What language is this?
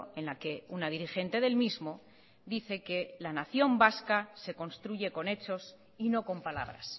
Spanish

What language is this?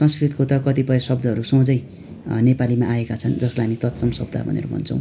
Nepali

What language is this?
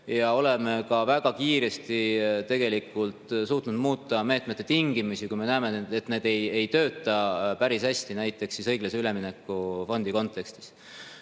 Estonian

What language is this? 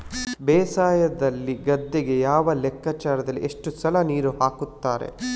Kannada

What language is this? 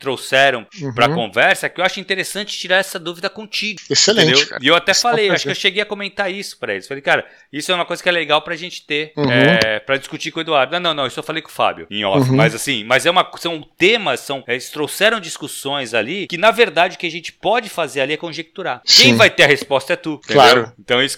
Portuguese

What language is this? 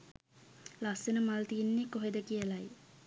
Sinhala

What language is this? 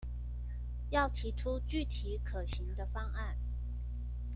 Chinese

